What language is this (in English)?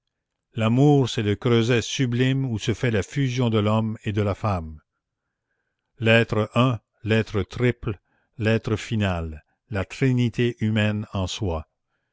French